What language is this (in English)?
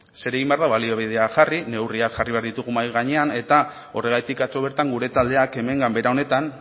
Basque